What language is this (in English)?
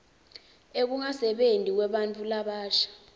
Swati